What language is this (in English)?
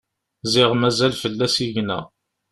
Kabyle